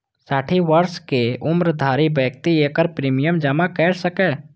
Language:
Maithili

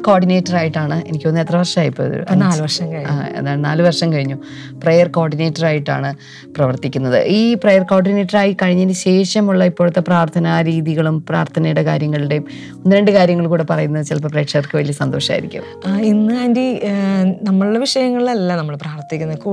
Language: Malayalam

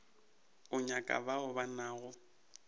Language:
Northern Sotho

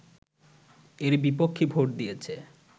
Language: Bangla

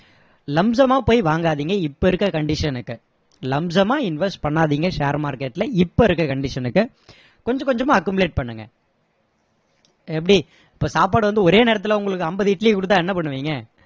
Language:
Tamil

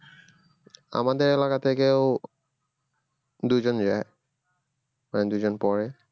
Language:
Bangla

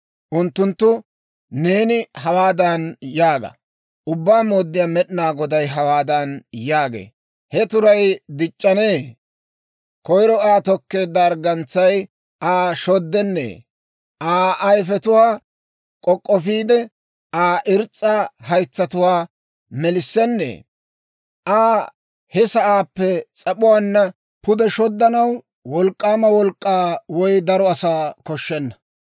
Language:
Dawro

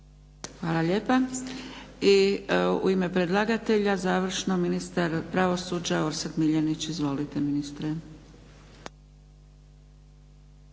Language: Croatian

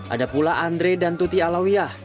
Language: Indonesian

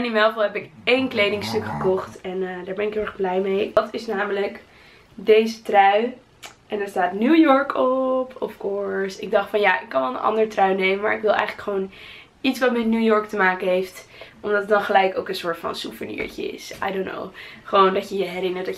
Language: Dutch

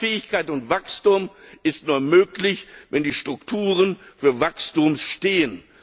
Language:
German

